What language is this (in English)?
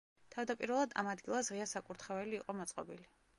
Georgian